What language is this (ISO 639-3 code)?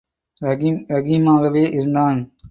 tam